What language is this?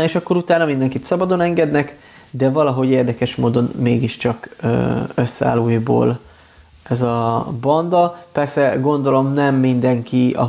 Hungarian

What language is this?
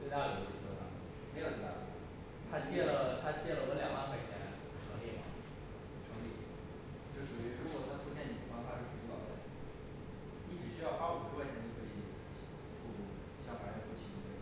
Chinese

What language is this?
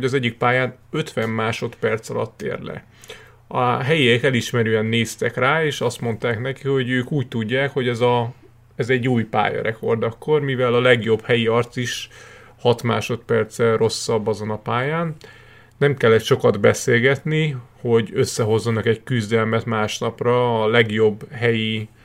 Hungarian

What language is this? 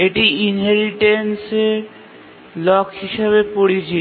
Bangla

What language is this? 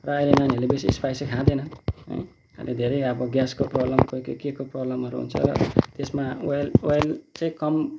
Nepali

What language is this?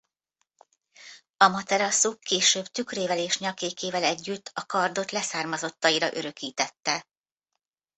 Hungarian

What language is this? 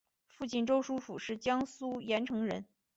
Chinese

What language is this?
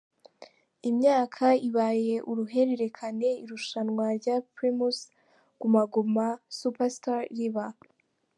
Kinyarwanda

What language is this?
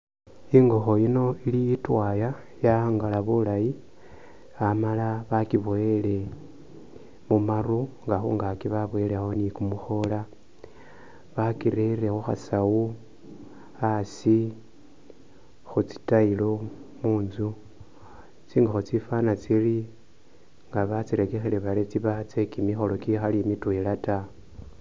Masaaba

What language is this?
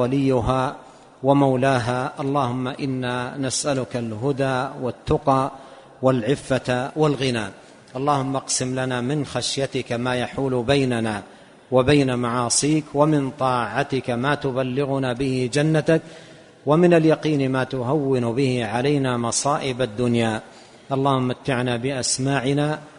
Arabic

